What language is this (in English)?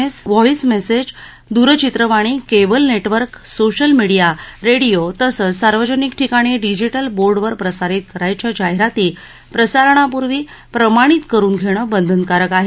Marathi